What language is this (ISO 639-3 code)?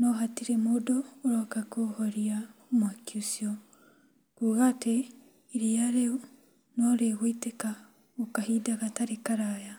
kik